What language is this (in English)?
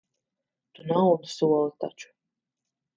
Latvian